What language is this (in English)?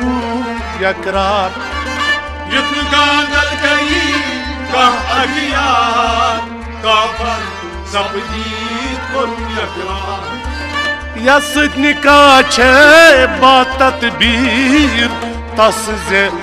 Romanian